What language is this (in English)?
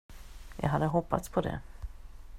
Swedish